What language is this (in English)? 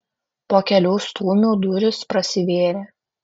Lithuanian